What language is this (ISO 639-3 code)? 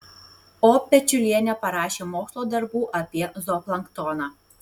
lit